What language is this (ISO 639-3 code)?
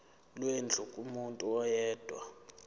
zul